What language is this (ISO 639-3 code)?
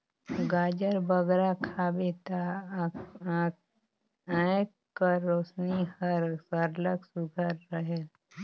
hne